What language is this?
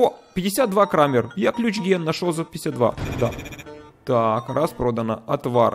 Russian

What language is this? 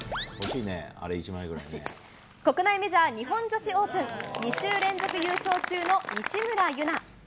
Japanese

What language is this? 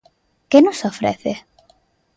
Galician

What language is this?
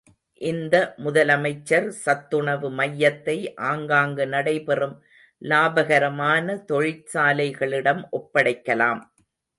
Tamil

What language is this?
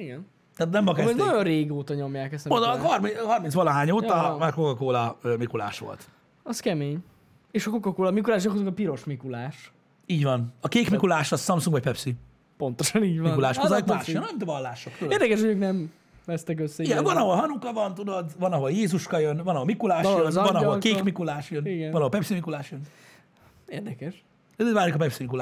Hungarian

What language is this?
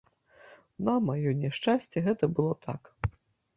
Belarusian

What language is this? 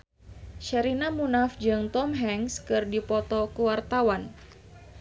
Sundanese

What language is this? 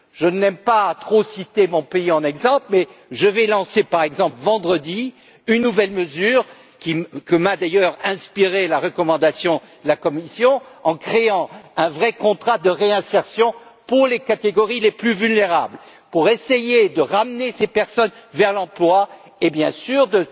French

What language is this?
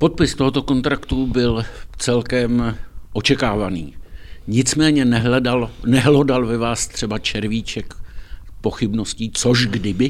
Czech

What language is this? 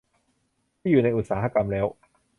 Thai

